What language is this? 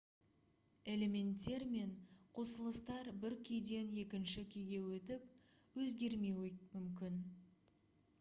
Kazakh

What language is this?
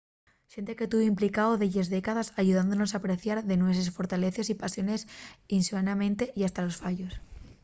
Asturian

